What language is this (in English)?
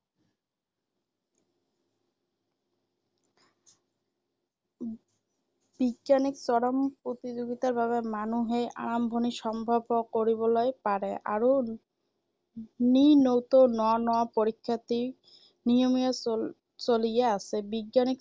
Assamese